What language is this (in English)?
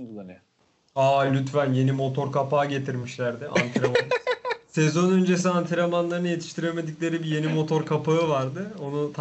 Turkish